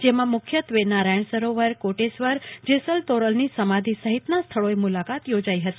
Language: Gujarati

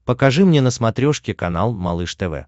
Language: Russian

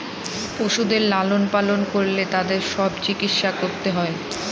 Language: Bangla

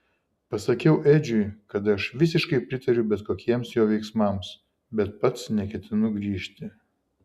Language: Lithuanian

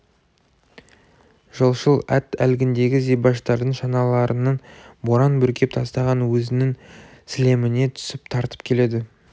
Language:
Kazakh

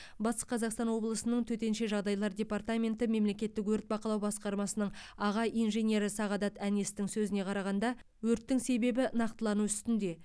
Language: Kazakh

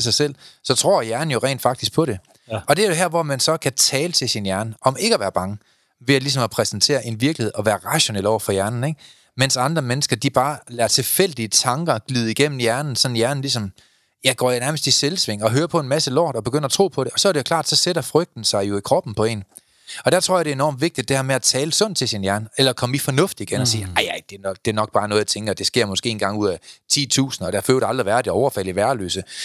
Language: Danish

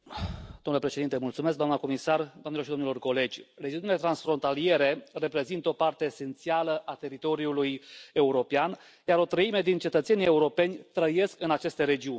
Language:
Romanian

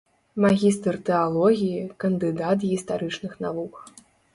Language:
Belarusian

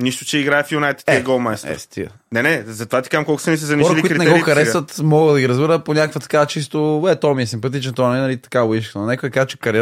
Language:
Bulgarian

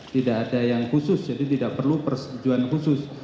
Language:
Indonesian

